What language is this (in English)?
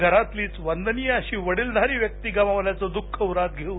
Marathi